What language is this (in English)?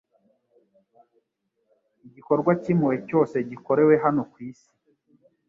Kinyarwanda